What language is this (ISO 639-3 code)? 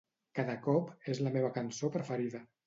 cat